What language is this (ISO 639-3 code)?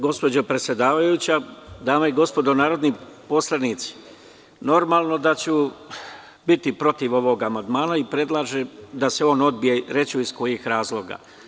srp